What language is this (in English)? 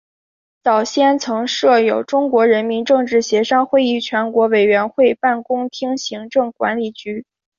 Chinese